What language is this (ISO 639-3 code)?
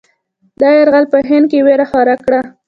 pus